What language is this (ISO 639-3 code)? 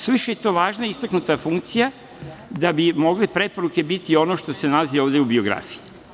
srp